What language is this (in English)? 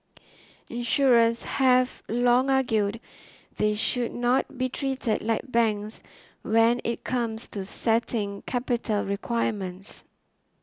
English